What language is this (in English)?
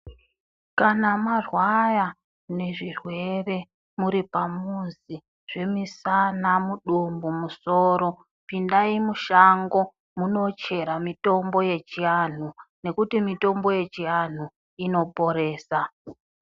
Ndau